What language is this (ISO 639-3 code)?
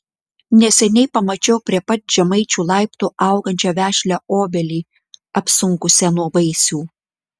lit